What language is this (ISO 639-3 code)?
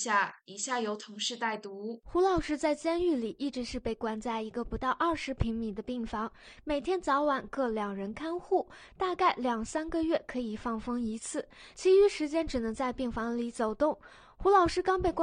zho